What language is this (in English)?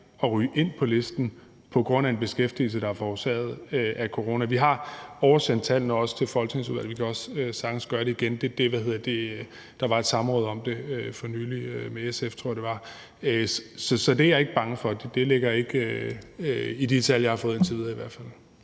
Danish